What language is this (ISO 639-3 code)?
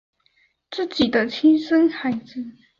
zho